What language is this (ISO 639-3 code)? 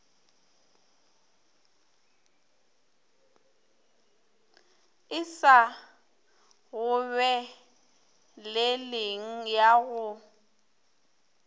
nso